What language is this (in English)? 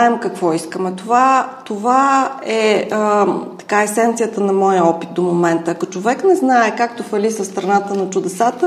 Bulgarian